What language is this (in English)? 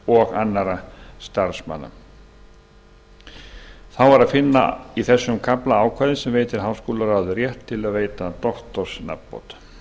Icelandic